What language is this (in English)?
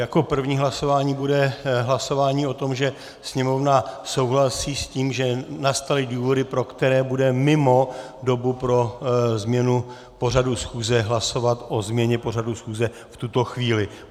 Czech